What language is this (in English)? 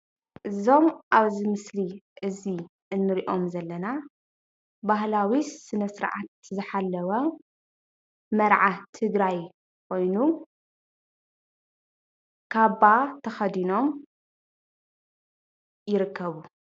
Tigrinya